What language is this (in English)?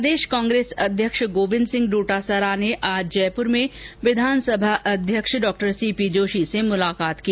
Hindi